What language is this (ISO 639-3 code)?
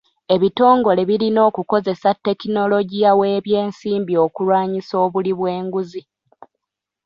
lug